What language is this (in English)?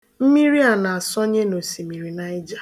Igbo